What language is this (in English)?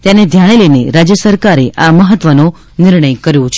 Gujarati